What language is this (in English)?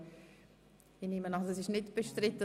Swiss German